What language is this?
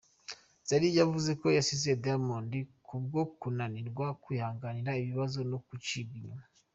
Kinyarwanda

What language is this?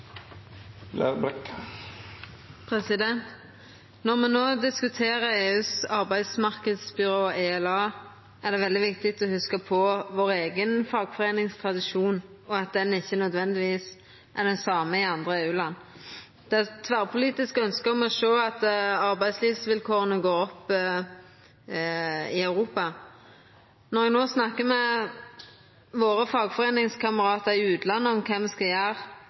Norwegian Nynorsk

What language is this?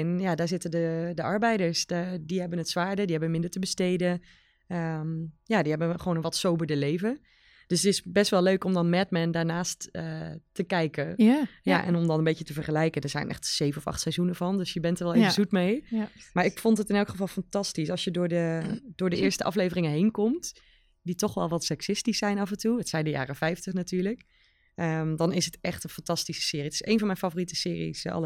Dutch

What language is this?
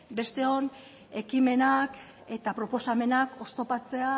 Basque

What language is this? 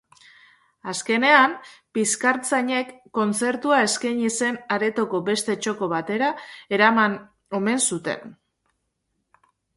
Basque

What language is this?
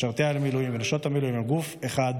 Hebrew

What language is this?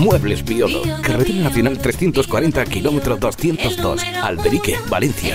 Spanish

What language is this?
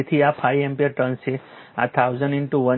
Gujarati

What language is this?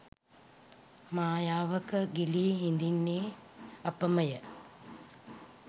Sinhala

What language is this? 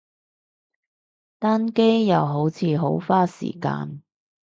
Cantonese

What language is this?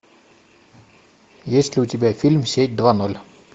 Russian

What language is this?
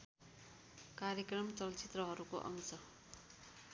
Nepali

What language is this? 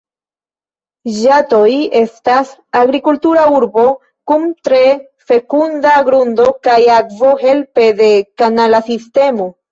Esperanto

